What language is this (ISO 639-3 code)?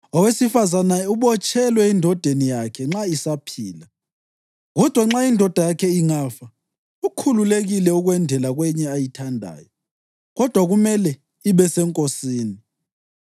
nde